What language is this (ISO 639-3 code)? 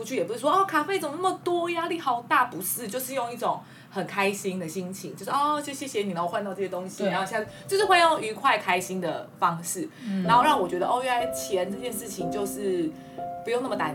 zho